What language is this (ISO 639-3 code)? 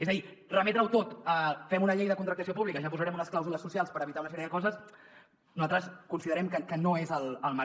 cat